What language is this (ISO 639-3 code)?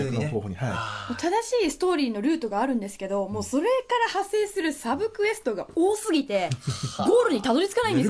jpn